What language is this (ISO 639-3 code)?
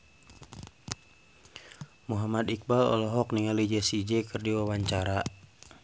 sun